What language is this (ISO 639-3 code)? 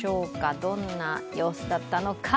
jpn